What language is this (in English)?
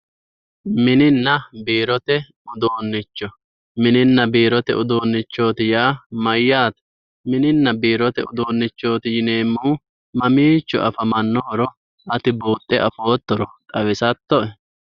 Sidamo